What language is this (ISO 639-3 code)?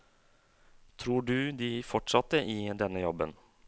nor